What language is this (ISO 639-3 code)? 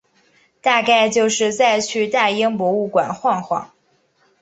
zho